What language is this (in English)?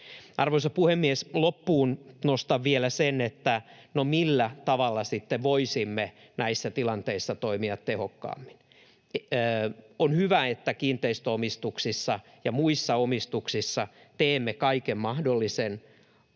Finnish